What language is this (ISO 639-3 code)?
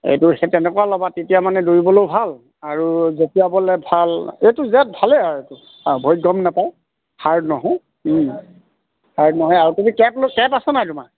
asm